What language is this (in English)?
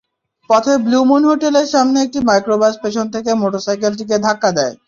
Bangla